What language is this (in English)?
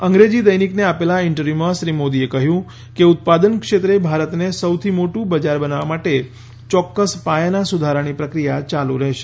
Gujarati